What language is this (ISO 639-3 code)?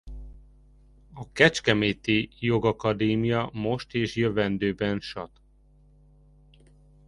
hun